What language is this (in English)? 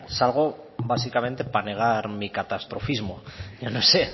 Spanish